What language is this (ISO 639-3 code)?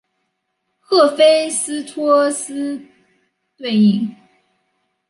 zho